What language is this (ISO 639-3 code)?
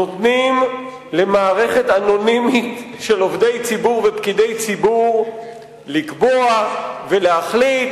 heb